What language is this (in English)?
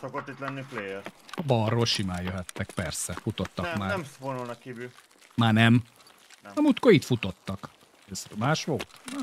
Hungarian